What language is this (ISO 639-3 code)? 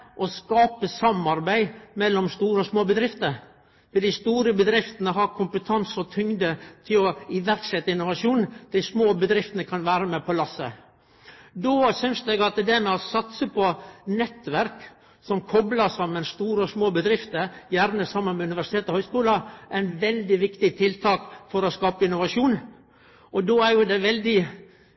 nno